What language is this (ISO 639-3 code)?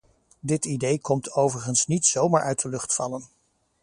nld